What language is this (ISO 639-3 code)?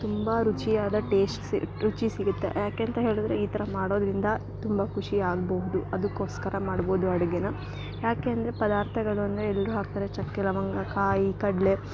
kan